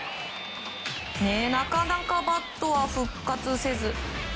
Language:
Japanese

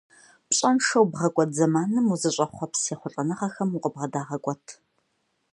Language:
Kabardian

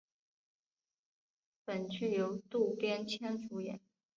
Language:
Chinese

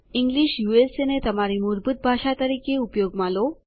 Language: Gujarati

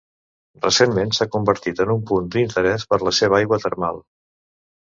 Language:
Catalan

